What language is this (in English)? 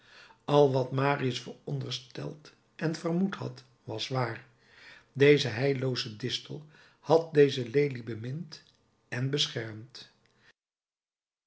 Dutch